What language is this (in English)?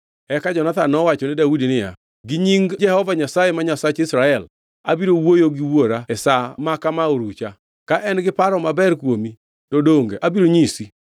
Luo (Kenya and Tanzania)